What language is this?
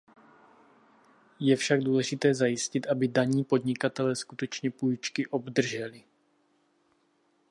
Czech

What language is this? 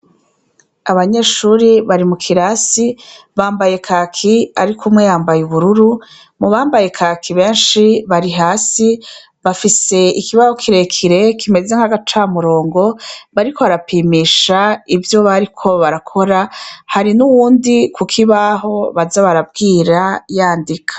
Rundi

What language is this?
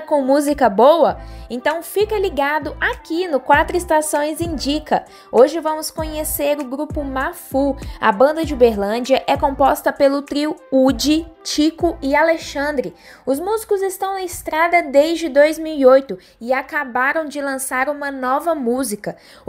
Portuguese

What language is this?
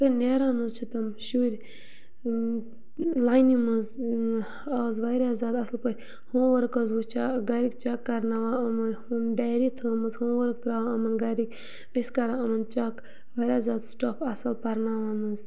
Kashmiri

